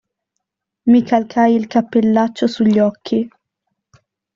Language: Italian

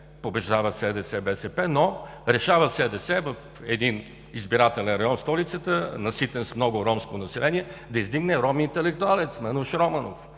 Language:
Bulgarian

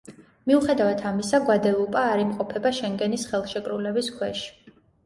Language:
Georgian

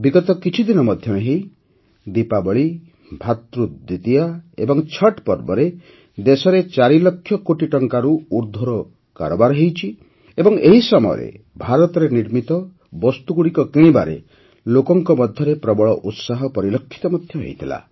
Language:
Odia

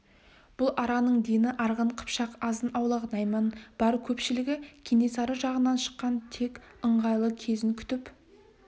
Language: Kazakh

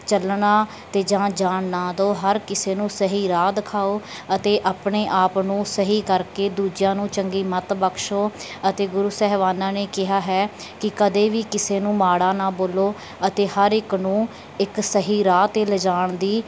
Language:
Punjabi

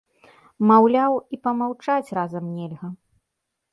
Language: Belarusian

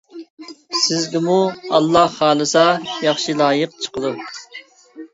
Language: Uyghur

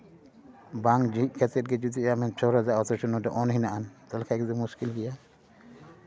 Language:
Santali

